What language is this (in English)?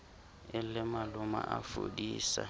Southern Sotho